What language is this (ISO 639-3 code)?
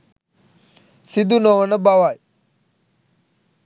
sin